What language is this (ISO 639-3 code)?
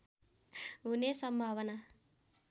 nep